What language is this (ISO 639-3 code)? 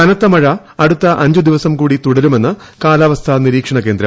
mal